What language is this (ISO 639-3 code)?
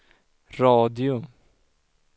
swe